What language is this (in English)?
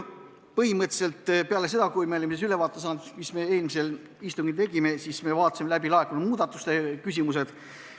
Estonian